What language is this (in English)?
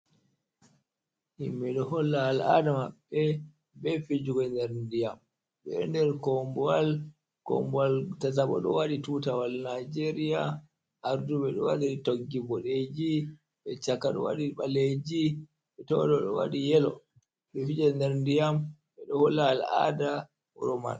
Fula